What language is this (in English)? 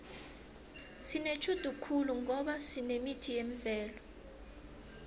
South Ndebele